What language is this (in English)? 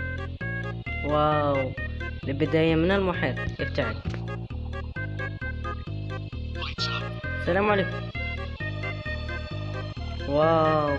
Arabic